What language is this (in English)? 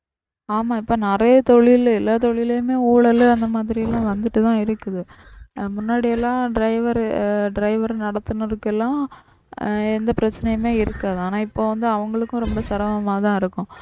Tamil